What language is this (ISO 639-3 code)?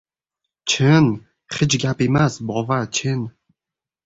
uzb